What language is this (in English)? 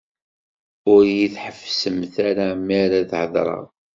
Kabyle